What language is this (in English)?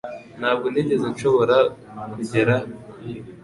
Kinyarwanda